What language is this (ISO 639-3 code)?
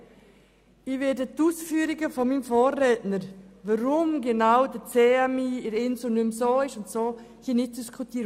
gsw